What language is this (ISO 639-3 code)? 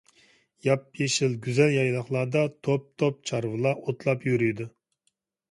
uig